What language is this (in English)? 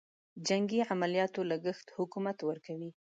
Pashto